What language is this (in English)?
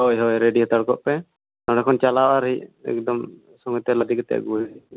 Santali